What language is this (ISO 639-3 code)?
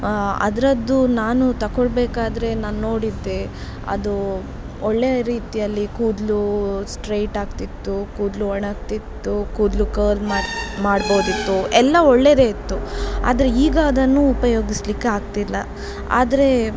kan